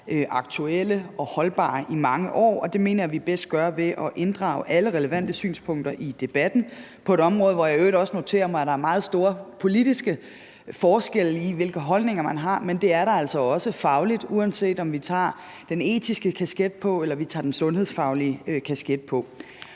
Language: Danish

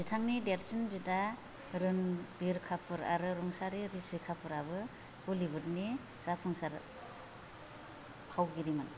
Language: Bodo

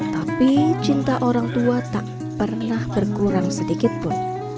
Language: Indonesian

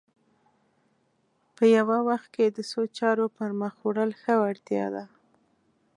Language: Pashto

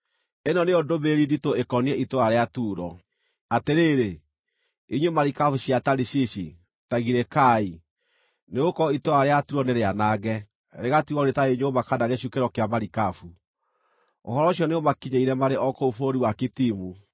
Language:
Kikuyu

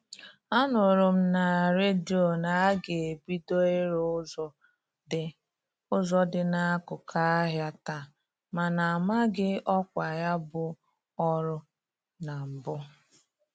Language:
Igbo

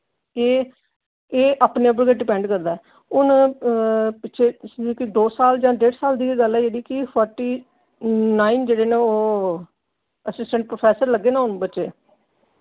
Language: Dogri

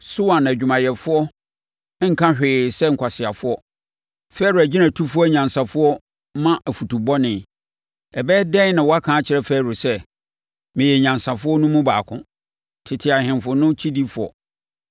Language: Akan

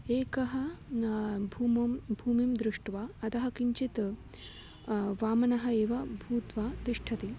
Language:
Sanskrit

